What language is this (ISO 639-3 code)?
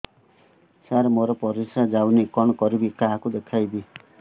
ori